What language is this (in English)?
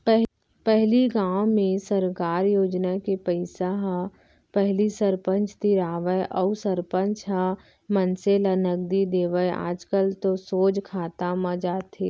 Chhattisgarhi